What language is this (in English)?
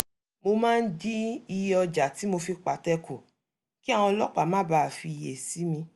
Yoruba